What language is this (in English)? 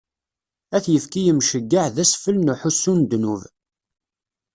Kabyle